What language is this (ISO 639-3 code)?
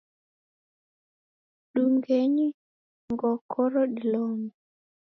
dav